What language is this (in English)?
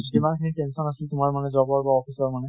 Assamese